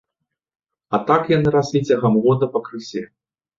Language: Belarusian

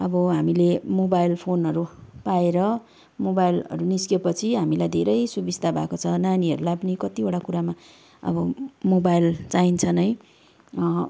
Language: Nepali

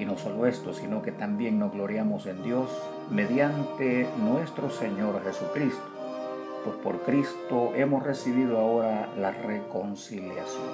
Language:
Spanish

